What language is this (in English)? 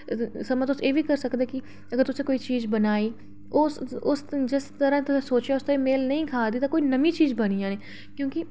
Dogri